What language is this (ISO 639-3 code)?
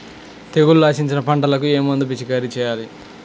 tel